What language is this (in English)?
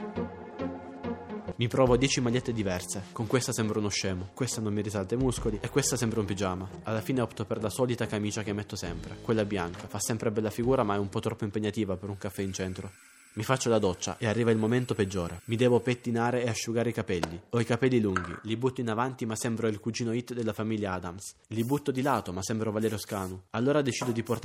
Italian